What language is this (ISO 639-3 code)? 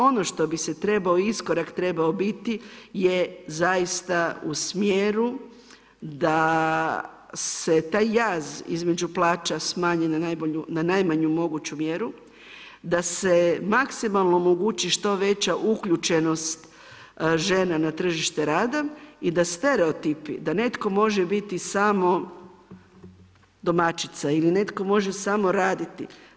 hrv